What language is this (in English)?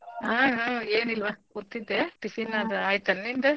Kannada